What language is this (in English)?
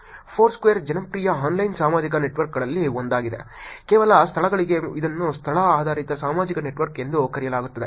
Kannada